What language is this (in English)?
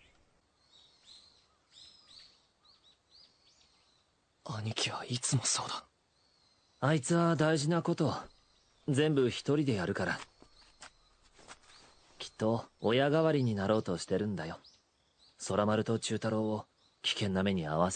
Persian